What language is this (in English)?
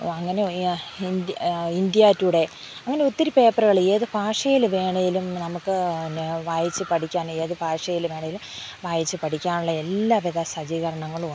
Malayalam